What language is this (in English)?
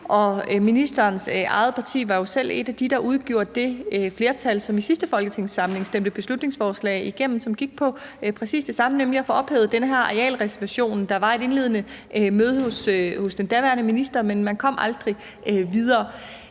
Danish